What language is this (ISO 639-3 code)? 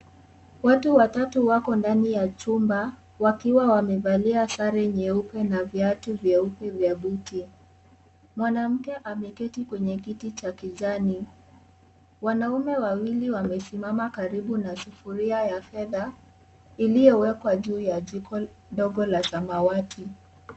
swa